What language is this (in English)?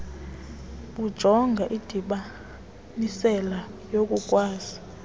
Xhosa